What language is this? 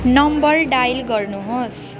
Nepali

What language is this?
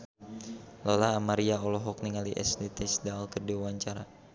Sundanese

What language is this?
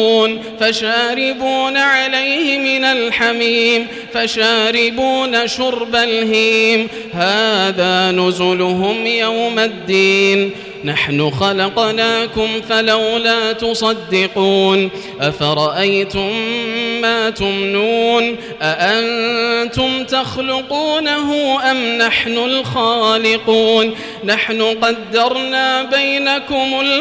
Arabic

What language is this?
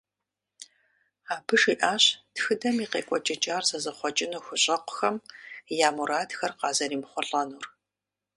Kabardian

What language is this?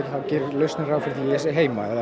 Icelandic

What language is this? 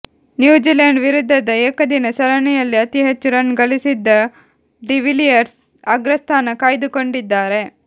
Kannada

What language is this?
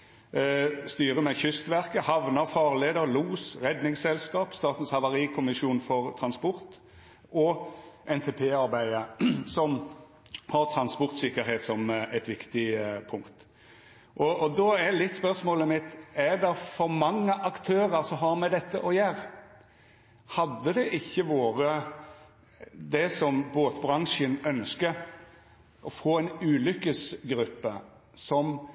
Norwegian Nynorsk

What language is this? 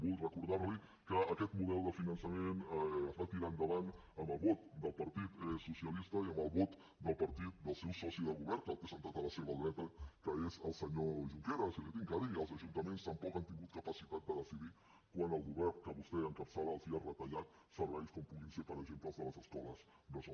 Catalan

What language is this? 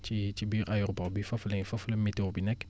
Wolof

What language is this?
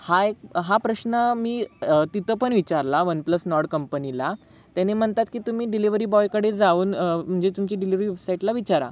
Marathi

